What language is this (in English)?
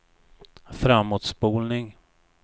Swedish